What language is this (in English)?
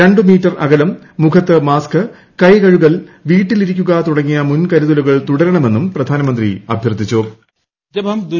Malayalam